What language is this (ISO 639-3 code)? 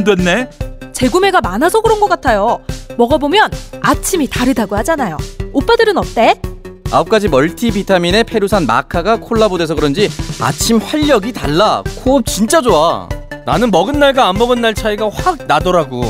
kor